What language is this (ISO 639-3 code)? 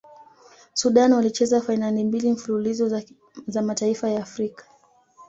swa